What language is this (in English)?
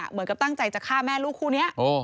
Thai